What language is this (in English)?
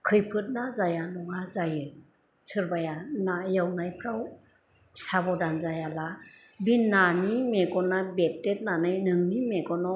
Bodo